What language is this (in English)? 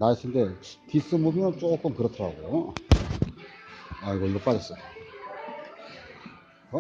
Korean